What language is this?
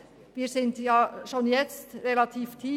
Swiss German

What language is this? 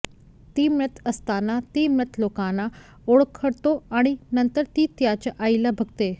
Marathi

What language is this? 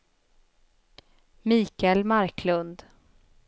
Swedish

